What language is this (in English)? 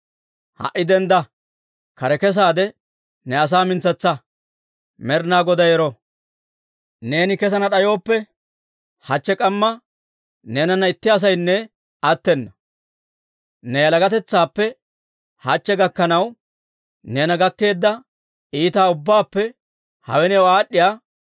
Dawro